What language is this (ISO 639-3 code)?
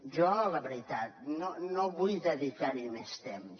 cat